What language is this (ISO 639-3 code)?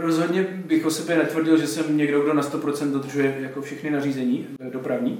ces